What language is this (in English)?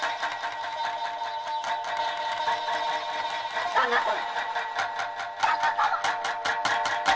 Japanese